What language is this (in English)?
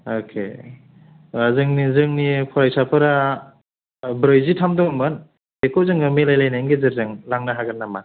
Bodo